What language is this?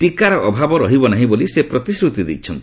Odia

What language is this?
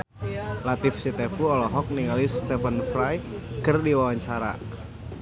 Sundanese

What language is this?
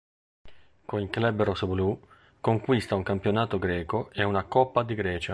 Italian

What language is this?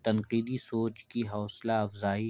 Urdu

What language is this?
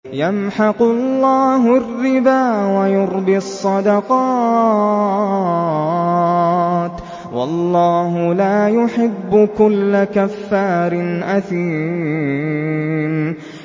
Arabic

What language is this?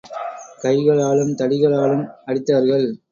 Tamil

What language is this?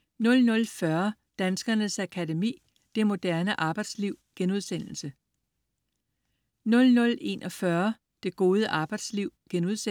Danish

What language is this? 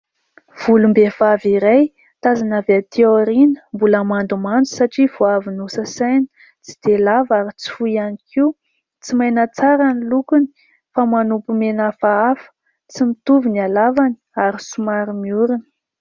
Malagasy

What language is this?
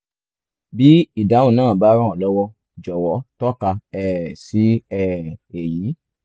Yoruba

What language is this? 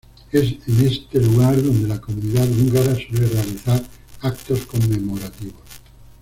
Spanish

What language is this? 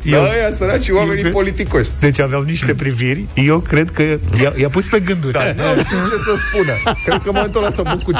Romanian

